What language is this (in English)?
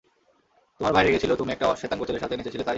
Bangla